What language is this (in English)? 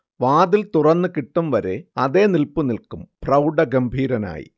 Malayalam